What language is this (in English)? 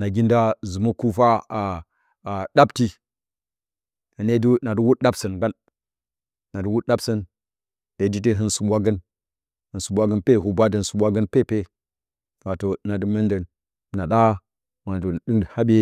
Bacama